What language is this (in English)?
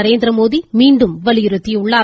Tamil